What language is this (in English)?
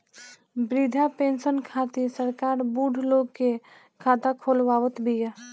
Bhojpuri